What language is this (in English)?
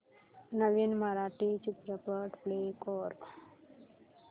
Marathi